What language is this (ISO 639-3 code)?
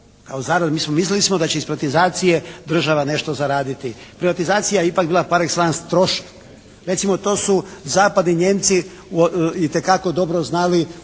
hrv